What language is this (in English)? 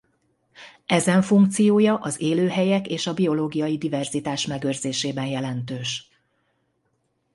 Hungarian